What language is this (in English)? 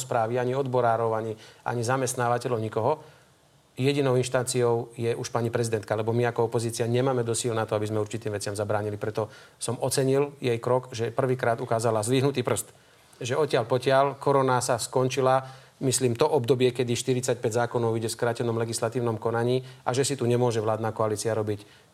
Slovak